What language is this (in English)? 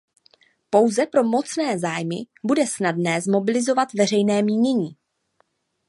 Czech